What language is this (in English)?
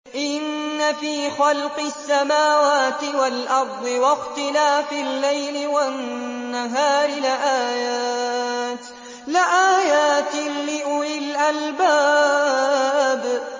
Arabic